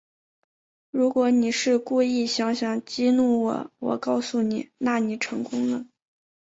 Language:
Chinese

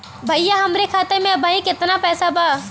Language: Bhojpuri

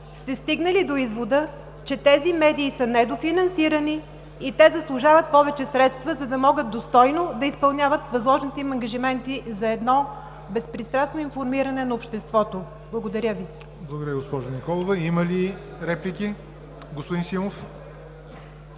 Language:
Bulgarian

